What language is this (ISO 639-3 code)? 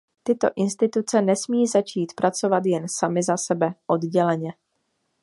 ces